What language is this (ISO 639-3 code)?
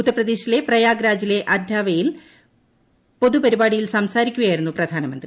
mal